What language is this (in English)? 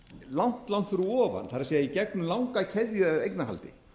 Icelandic